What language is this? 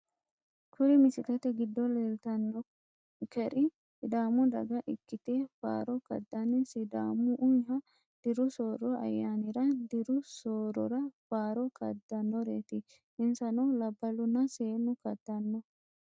Sidamo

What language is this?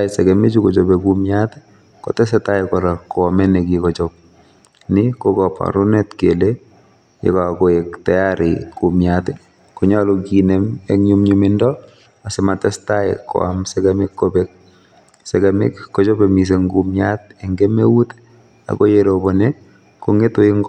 Kalenjin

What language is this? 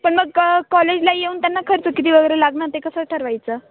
Marathi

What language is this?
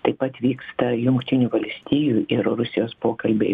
Lithuanian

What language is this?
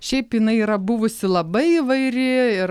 Lithuanian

